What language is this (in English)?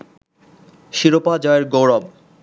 Bangla